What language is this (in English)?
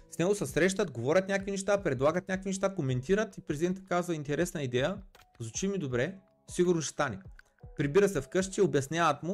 Bulgarian